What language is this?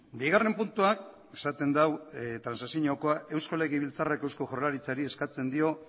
Basque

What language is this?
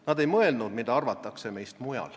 Estonian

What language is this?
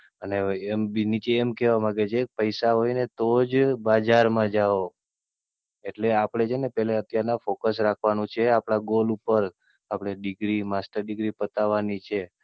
Gujarati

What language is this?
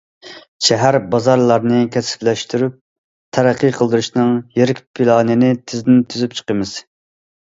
Uyghur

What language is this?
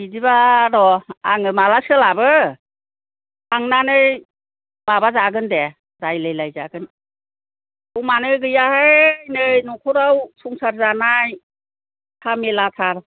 Bodo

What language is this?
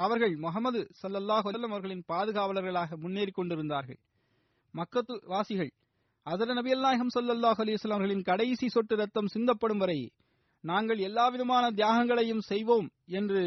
Tamil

